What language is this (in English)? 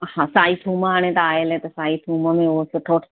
Sindhi